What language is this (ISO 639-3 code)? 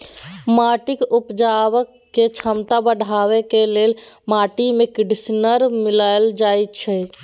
mai